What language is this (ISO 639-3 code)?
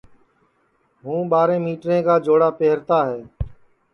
ssi